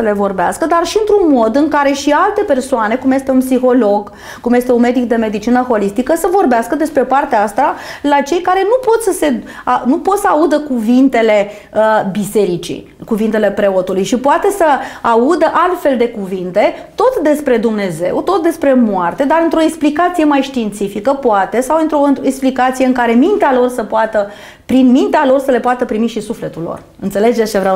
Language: Romanian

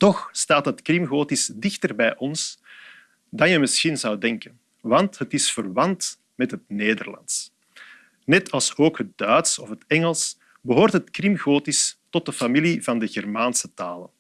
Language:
Dutch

